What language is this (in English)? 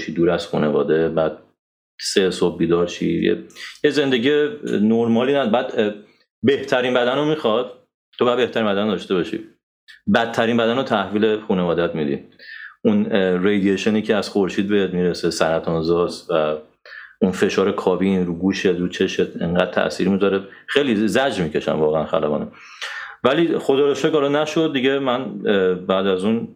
Persian